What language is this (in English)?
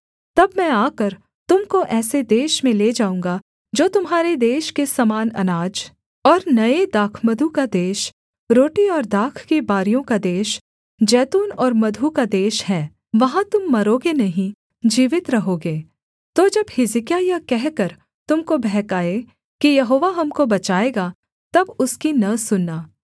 Hindi